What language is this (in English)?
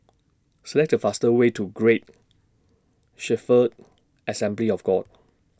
English